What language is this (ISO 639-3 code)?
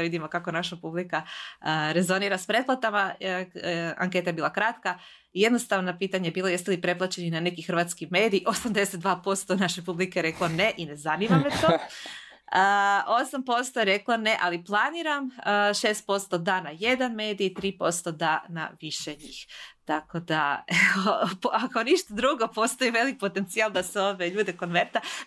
hrv